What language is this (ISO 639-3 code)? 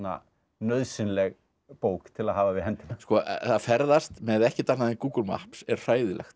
isl